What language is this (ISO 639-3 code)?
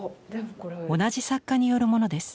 jpn